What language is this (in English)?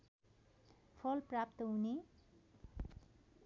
Nepali